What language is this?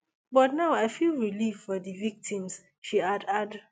Nigerian Pidgin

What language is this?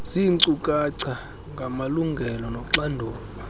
Xhosa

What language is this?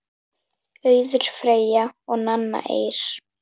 Icelandic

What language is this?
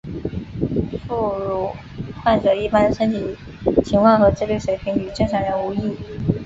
Chinese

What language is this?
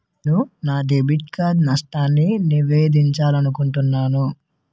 Telugu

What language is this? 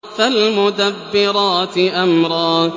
Arabic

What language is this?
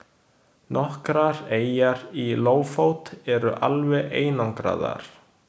Icelandic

